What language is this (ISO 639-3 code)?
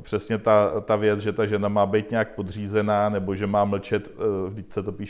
ces